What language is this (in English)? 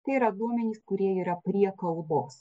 Lithuanian